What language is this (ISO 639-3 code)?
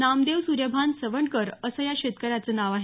mar